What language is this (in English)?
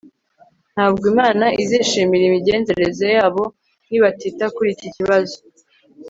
Kinyarwanda